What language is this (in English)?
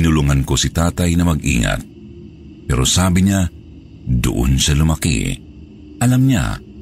Filipino